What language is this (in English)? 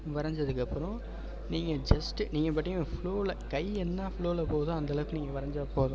Tamil